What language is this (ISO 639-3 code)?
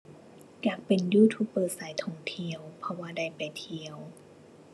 tha